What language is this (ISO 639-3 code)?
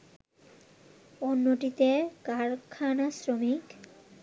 ben